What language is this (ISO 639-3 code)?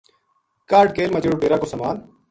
gju